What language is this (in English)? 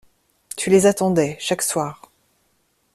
French